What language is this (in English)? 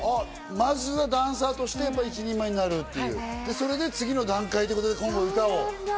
Japanese